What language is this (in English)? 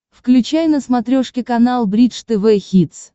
Russian